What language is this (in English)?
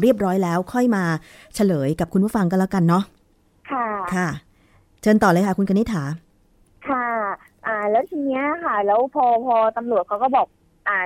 Thai